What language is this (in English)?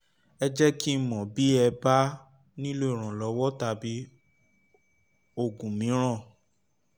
Yoruba